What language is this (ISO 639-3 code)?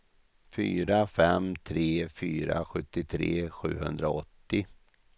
swe